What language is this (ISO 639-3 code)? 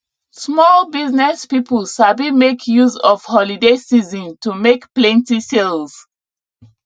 pcm